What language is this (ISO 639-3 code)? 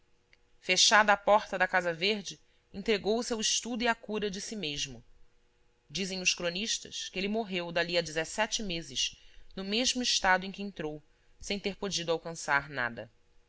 por